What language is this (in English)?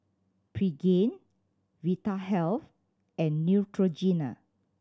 English